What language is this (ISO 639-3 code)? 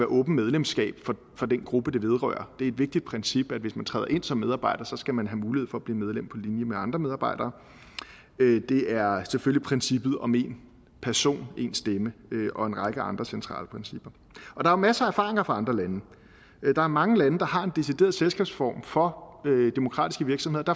dan